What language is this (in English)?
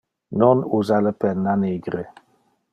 Interlingua